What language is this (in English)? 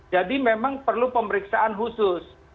Indonesian